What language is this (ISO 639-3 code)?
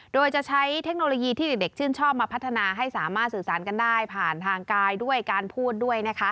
tha